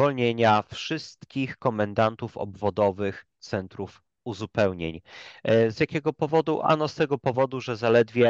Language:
Polish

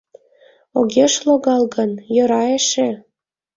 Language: Mari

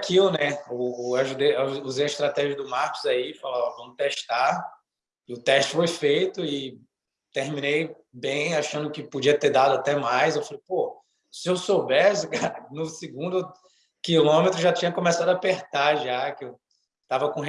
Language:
Portuguese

